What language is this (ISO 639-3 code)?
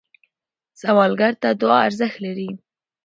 pus